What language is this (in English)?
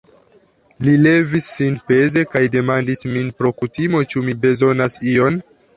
Esperanto